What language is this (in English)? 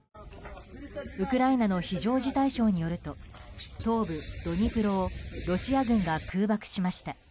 Japanese